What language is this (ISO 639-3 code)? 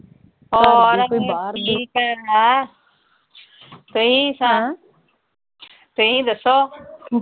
pan